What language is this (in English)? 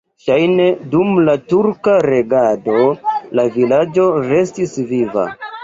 Esperanto